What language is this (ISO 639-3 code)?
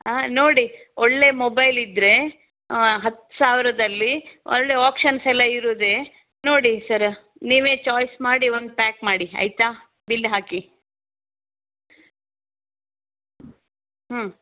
kan